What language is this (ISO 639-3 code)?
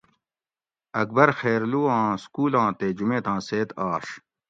gwc